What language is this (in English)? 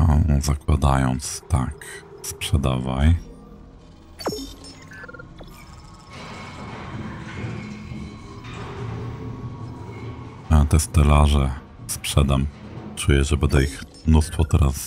Polish